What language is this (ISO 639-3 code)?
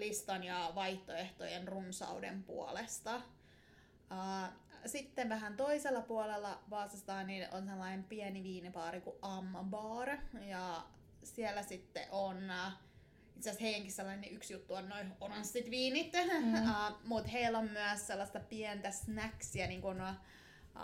fin